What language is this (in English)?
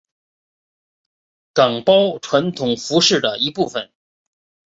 Chinese